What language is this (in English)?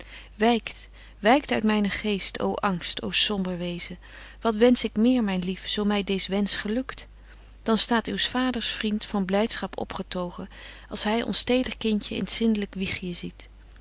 Dutch